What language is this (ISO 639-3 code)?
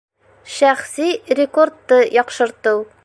bak